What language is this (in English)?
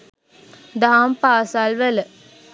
Sinhala